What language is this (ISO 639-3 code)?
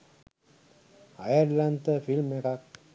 sin